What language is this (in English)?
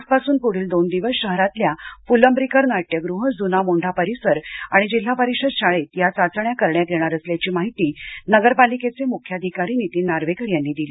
Marathi